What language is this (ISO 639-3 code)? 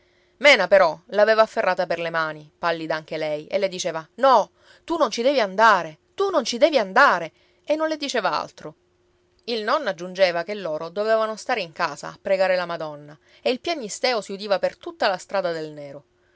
ita